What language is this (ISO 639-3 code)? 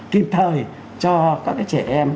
vie